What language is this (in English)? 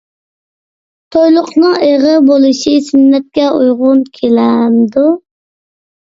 Uyghur